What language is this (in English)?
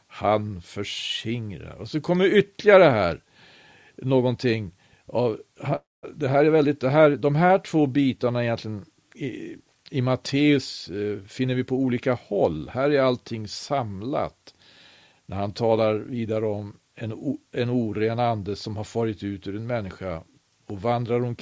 Swedish